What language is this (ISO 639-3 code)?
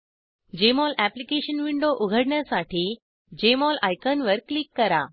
mar